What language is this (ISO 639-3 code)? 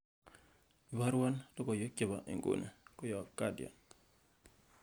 kln